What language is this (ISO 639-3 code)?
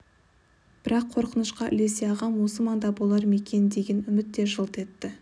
kaz